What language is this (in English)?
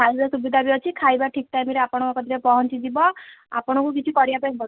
Odia